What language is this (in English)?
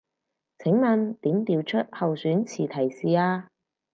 Cantonese